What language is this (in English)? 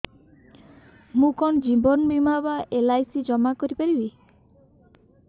Odia